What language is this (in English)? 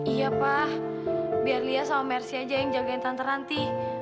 Indonesian